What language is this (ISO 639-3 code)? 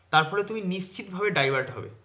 ben